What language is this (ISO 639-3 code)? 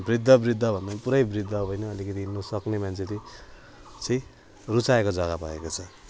nep